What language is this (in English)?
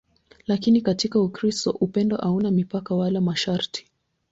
Swahili